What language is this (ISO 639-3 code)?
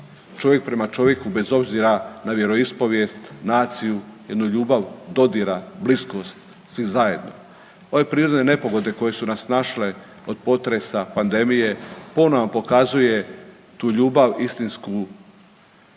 hrv